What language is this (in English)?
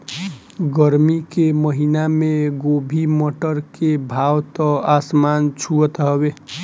Bhojpuri